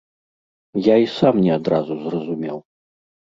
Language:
Belarusian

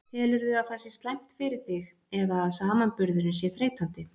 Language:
Icelandic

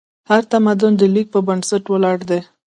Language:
Pashto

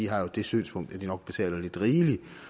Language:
Danish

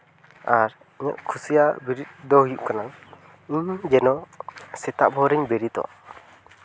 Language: Santali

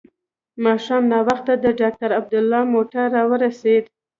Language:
Pashto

